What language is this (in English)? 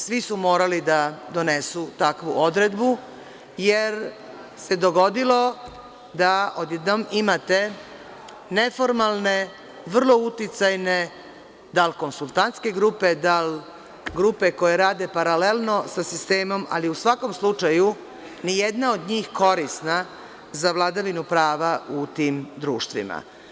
Serbian